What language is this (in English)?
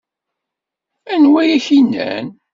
Kabyle